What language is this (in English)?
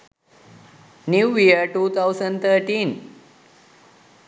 Sinhala